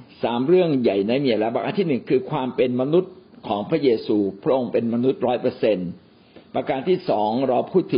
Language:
Thai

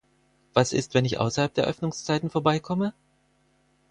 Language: German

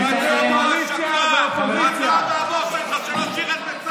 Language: Hebrew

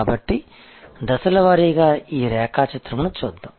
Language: Telugu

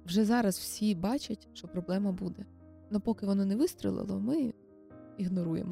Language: Ukrainian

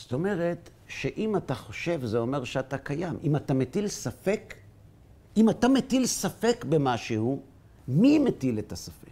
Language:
Hebrew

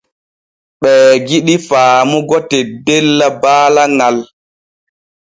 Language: Borgu Fulfulde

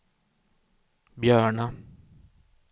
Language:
Swedish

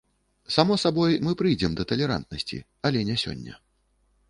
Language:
Belarusian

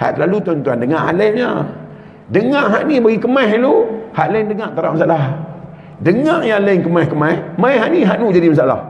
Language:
Malay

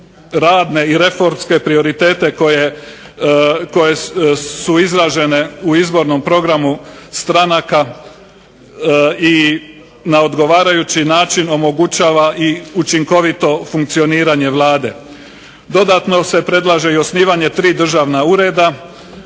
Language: Croatian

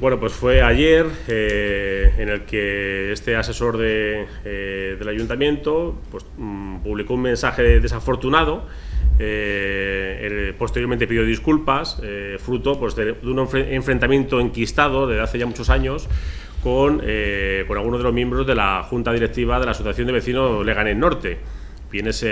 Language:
Spanish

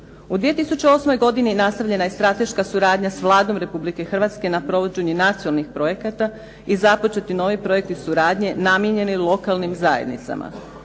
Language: Croatian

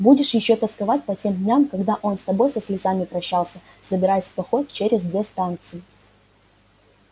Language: Russian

